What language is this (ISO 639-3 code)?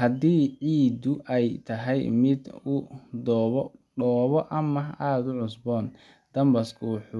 som